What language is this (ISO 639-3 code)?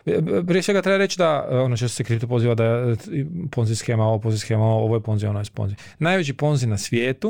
hrv